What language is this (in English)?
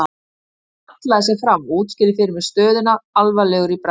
Icelandic